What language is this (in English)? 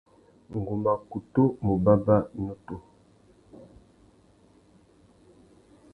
Tuki